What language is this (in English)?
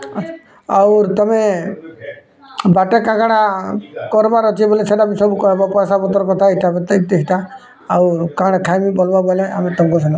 Odia